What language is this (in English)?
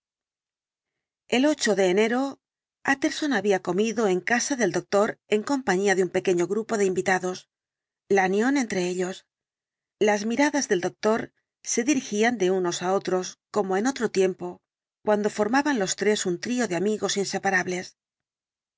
Spanish